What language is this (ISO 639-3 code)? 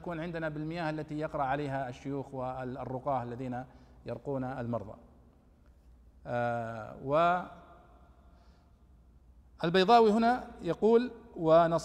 ara